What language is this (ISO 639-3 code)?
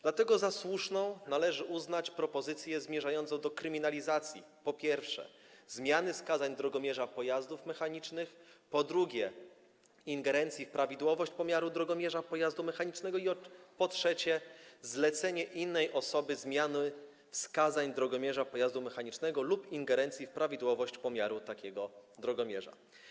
pol